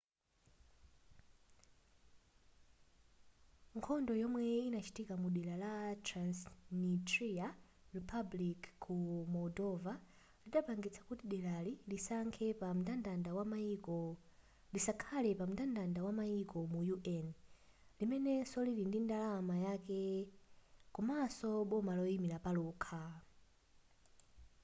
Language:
Nyanja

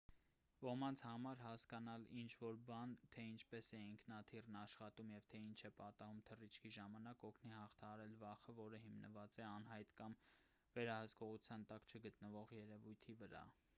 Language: Armenian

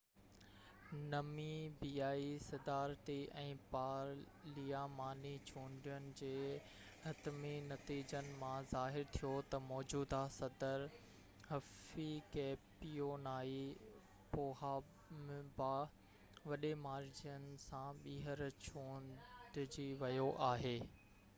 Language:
Sindhi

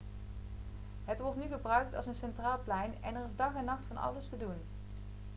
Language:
Dutch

